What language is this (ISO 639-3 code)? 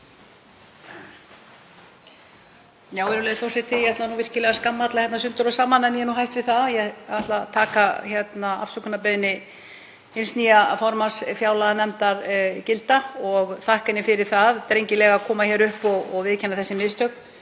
isl